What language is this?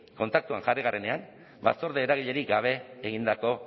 Basque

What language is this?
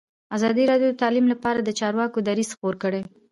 Pashto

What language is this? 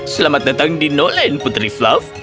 Indonesian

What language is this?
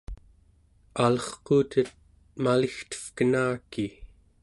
Central Yupik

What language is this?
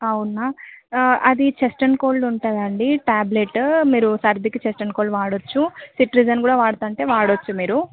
Telugu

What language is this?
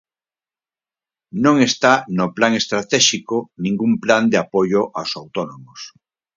Galician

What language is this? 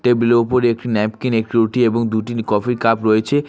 Bangla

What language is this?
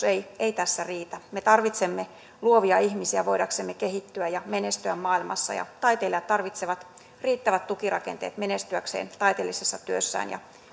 Finnish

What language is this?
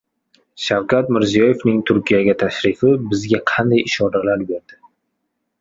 Uzbek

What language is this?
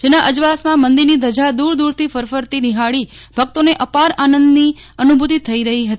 Gujarati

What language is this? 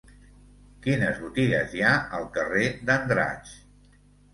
Catalan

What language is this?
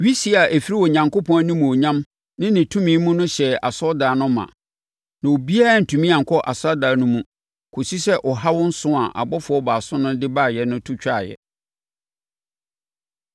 Akan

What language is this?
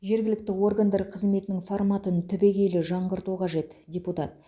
Kazakh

